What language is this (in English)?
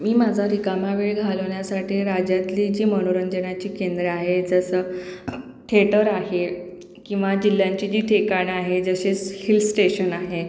Marathi